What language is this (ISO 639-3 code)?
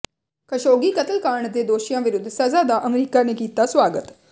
pan